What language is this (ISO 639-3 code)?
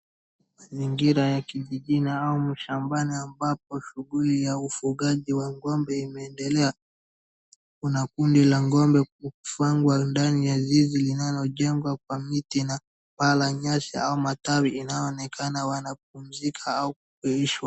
swa